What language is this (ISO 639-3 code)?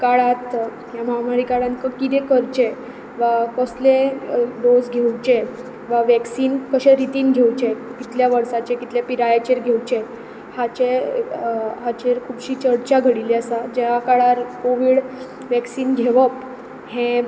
kok